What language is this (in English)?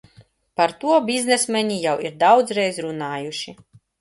Latvian